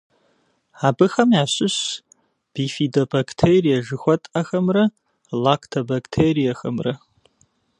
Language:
Kabardian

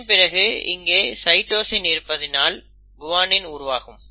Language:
Tamil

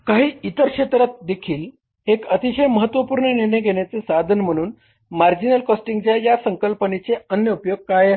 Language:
Marathi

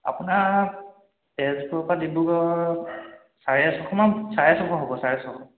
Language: Assamese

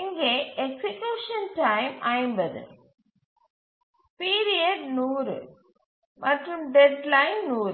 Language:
Tamil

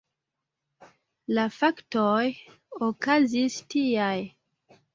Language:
Esperanto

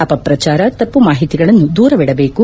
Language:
Kannada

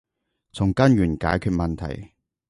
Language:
Cantonese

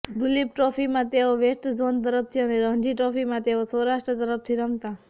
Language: Gujarati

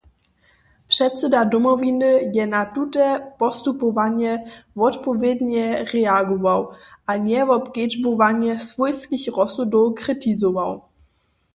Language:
Upper Sorbian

